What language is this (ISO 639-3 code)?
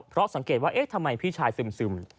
tha